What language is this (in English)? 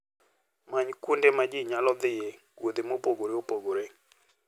Luo (Kenya and Tanzania)